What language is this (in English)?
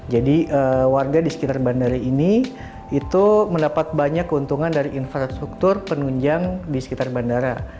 Indonesian